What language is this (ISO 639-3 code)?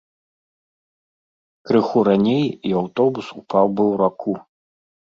bel